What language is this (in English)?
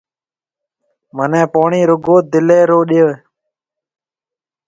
Marwari (Pakistan)